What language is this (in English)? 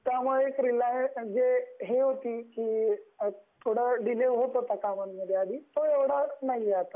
Marathi